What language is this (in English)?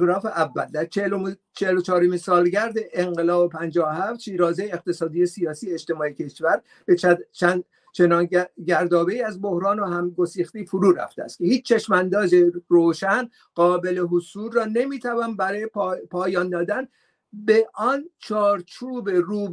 Persian